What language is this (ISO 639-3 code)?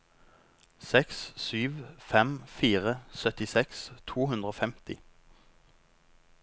nor